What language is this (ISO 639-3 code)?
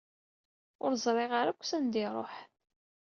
kab